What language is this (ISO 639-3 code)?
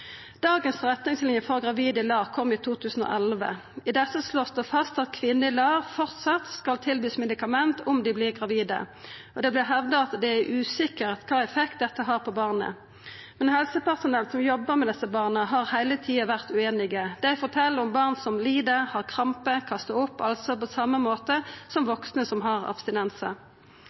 nno